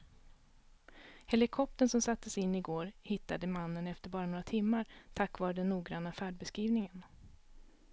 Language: Swedish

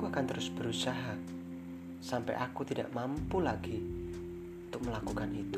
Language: Indonesian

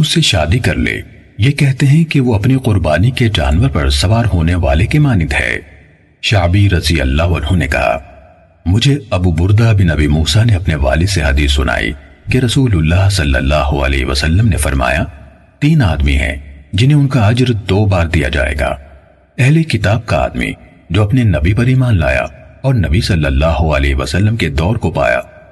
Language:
Urdu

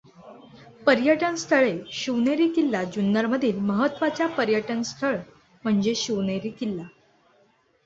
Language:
Marathi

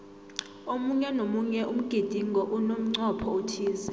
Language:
South Ndebele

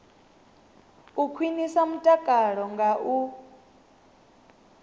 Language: Venda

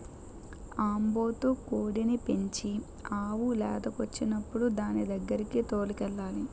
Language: Telugu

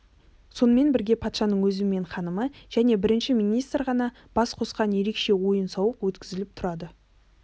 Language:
Kazakh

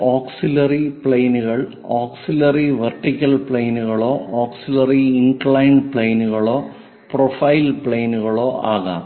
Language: Malayalam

